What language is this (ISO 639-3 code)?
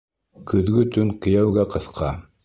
bak